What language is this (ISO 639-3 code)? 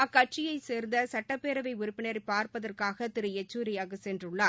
tam